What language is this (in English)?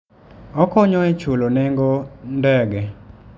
Luo (Kenya and Tanzania)